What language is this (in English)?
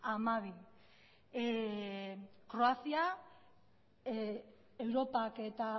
Basque